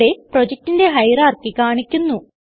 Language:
Malayalam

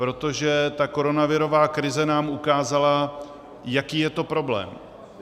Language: Czech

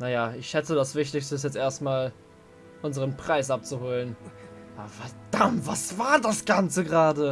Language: German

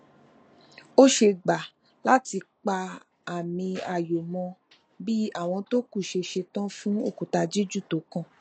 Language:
Yoruba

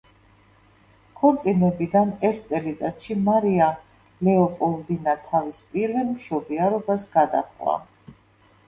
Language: Georgian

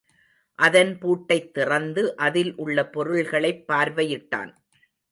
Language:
Tamil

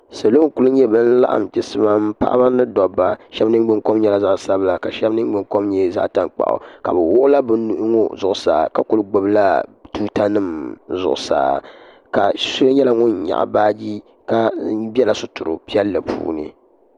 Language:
Dagbani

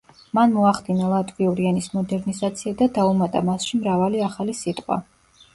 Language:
Georgian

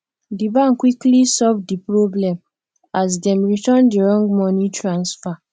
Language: Nigerian Pidgin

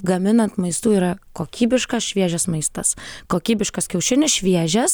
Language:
Lithuanian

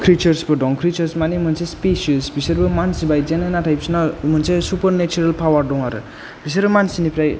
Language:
Bodo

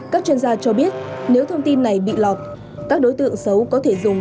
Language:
Vietnamese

